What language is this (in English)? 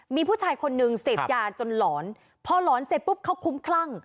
Thai